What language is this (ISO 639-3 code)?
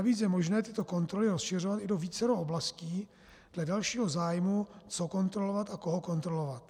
ces